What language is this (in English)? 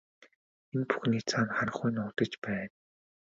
Mongolian